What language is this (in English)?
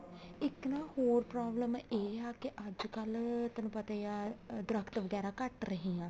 Punjabi